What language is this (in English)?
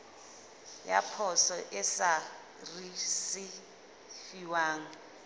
Southern Sotho